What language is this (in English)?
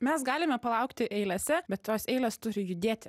Lithuanian